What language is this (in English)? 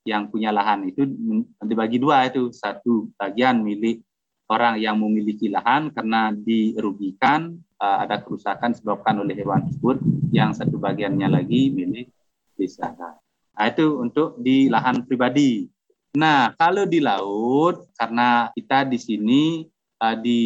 Indonesian